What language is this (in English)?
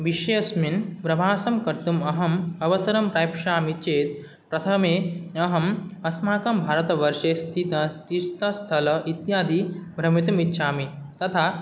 Sanskrit